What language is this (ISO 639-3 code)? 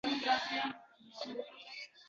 uzb